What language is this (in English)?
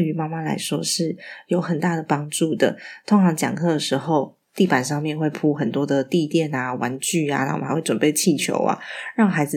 Chinese